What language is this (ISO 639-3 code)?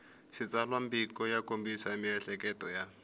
tso